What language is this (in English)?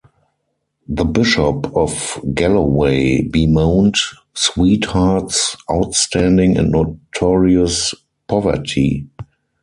English